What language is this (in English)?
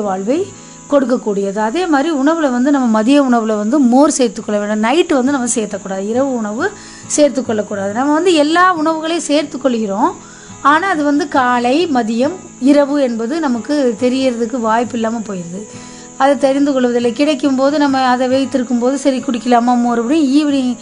Tamil